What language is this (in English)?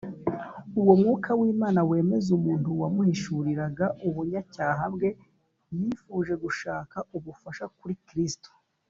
Kinyarwanda